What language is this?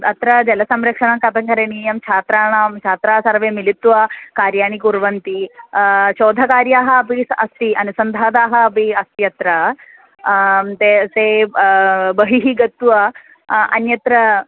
Sanskrit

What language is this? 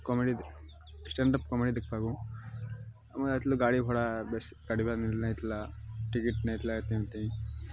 Odia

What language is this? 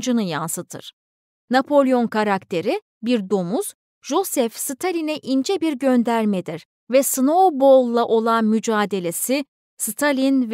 Turkish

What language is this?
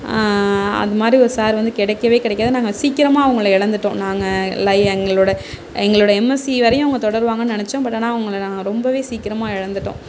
Tamil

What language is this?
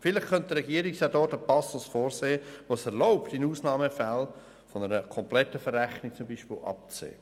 Swiss German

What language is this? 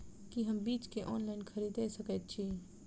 Maithili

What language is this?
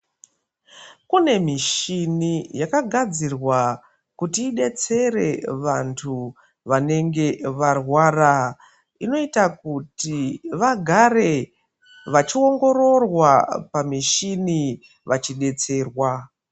Ndau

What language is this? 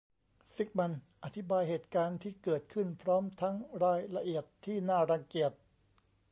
Thai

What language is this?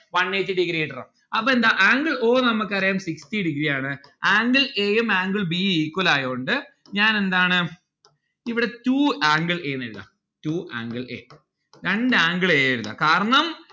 Malayalam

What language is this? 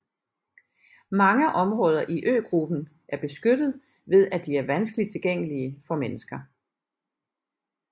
Danish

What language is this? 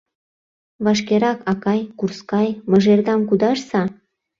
Mari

